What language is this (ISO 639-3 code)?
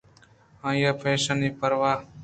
bgp